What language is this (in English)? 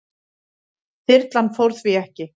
Icelandic